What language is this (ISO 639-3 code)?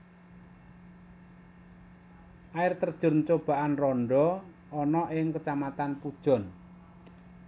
jav